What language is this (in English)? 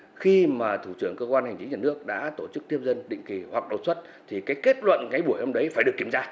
Vietnamese